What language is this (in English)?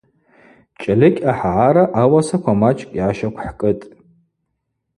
Abaza